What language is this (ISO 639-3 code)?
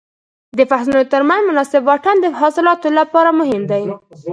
pus